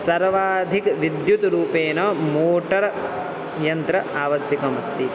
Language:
Sanskrit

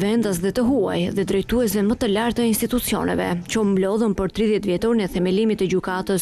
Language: Romanian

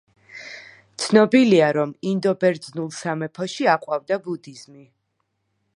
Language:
Georgian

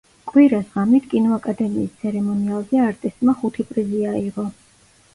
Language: Georgian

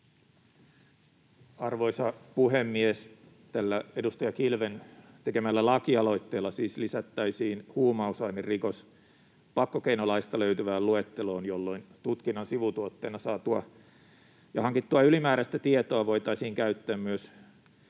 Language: Finnish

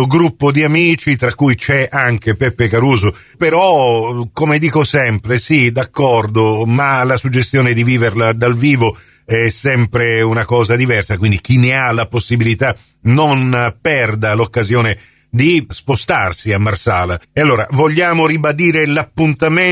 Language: Italian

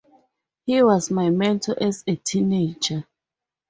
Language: English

